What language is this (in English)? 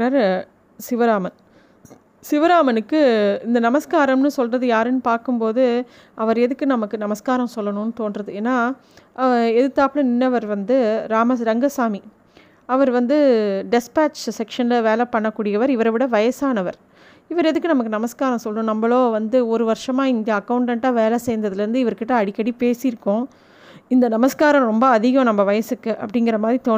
Tamil